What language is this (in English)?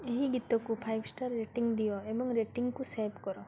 Odia